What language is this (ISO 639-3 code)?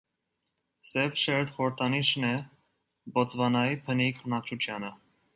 hye